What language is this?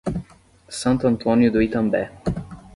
Portuguese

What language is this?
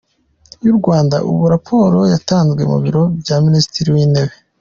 Kinyarwanda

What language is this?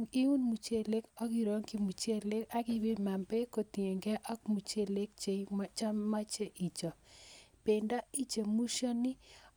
Kalenjin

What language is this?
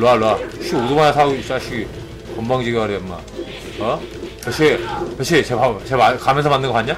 Korean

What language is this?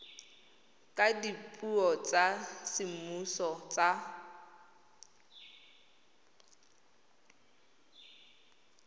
Tswana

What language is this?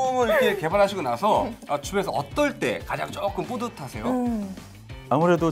Korean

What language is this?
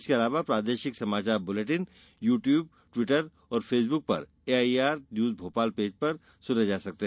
Hindi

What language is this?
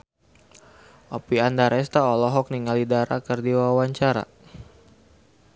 Sundanese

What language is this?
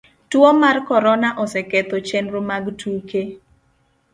Luo (Kenya and Tanzania)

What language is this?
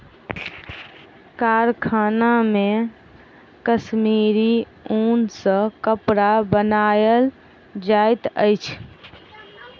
Maithili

